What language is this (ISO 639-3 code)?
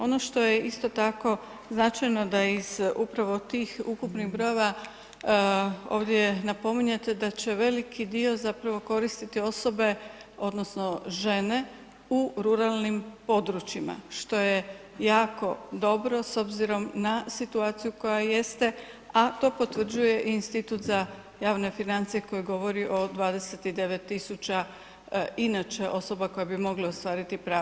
hrv